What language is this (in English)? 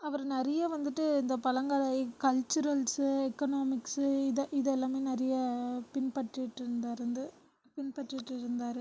Tamil